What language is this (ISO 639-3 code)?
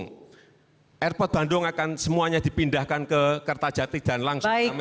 ind